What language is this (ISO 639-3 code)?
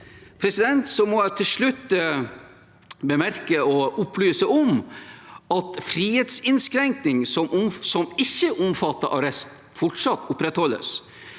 nor